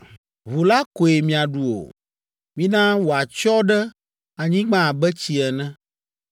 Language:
Ewe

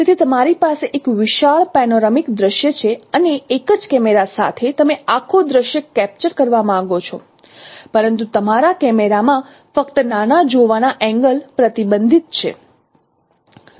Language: Gujarati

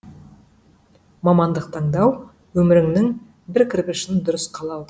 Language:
Kazakh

